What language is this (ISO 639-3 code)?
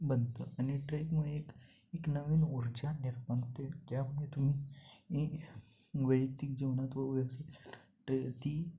mar